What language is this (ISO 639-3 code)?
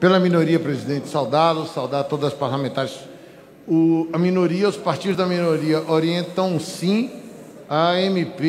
por